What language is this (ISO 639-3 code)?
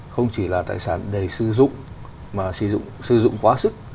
vie